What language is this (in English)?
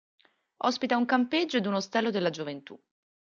Italian